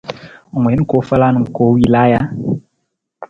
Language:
Nawdm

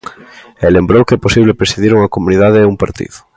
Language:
Galician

